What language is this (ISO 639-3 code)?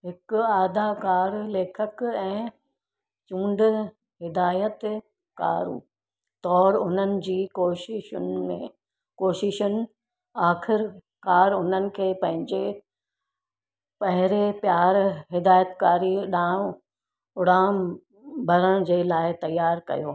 snd